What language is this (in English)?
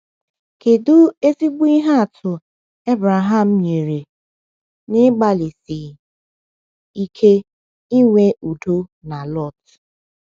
Igbo